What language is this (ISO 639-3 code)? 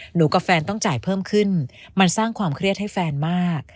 tha